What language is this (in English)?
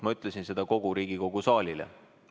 Estonian